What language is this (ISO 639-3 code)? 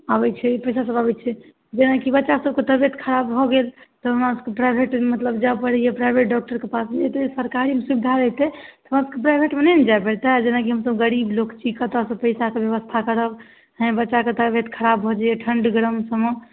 mai